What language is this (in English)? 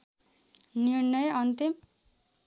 Nepali